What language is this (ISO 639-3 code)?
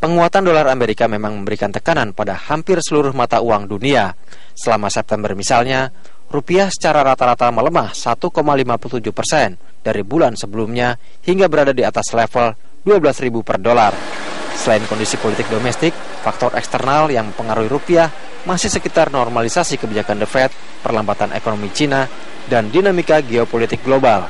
ind